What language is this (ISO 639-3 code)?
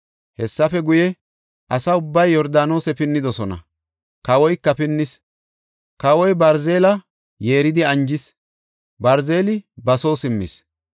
gof